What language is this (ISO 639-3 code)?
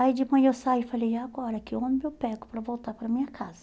por